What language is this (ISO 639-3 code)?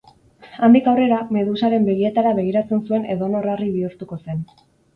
eus